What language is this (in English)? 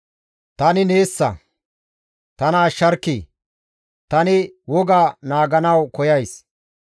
Gamo